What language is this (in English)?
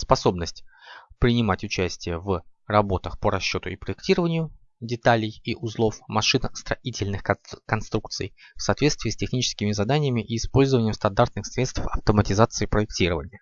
Russian